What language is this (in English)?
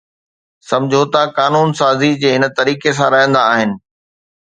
Sindhi